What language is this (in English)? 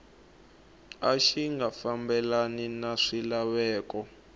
Tsonga